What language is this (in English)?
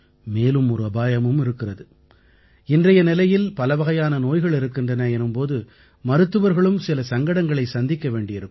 Tamil